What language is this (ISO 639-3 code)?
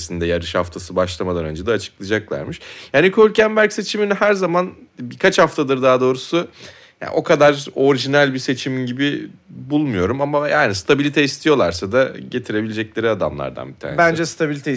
tur